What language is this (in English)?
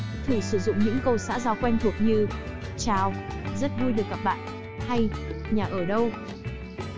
Vietnamese